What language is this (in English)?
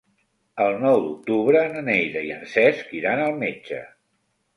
Catalan